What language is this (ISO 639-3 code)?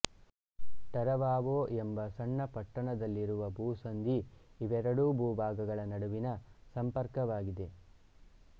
kan